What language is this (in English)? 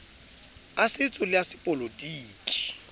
Southern Sotho